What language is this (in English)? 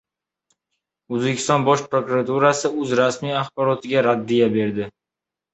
Uzbek